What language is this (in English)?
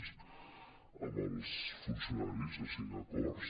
Catalan